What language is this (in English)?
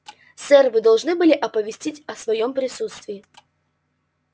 Russian